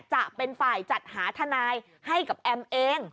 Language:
Thai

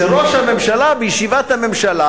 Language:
Hebrew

